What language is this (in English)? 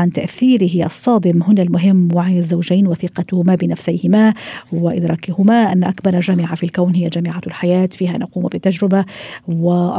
Arabic